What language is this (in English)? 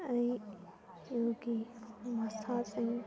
Manipuri